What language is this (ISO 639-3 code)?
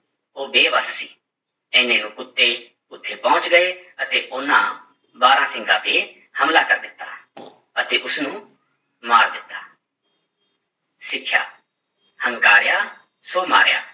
pan